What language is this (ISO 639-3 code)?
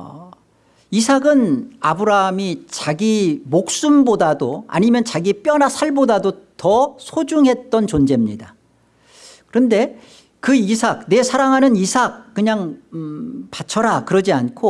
kor